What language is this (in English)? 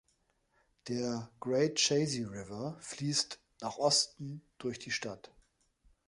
German